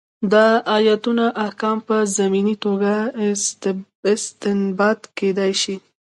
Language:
Pashto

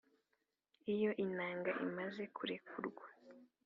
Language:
Kinyarwanda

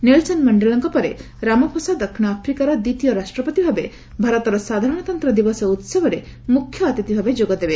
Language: Odia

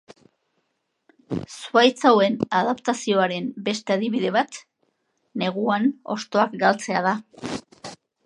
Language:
Basque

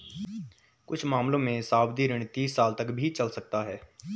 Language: Hindi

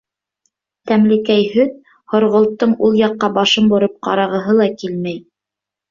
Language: Bashkir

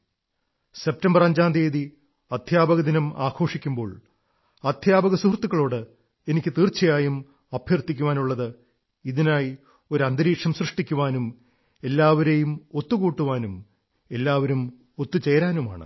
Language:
Malayalam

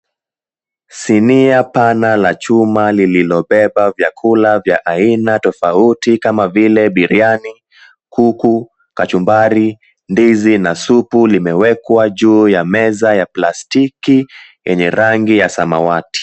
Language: Swahili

